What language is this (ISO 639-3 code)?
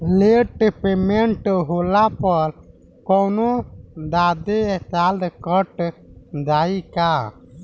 bho